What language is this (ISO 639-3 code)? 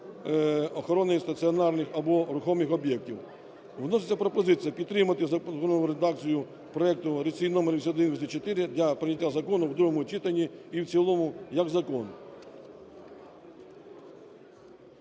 ukr